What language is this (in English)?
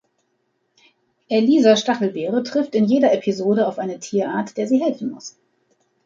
German